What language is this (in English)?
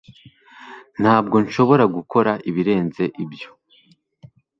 Kinyarwanda